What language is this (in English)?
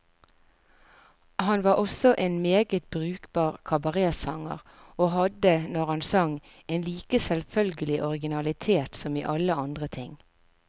Norwegian